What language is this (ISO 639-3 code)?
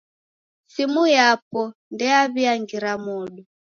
dav